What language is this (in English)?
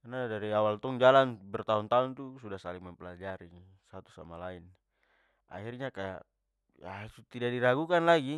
Papuan Malay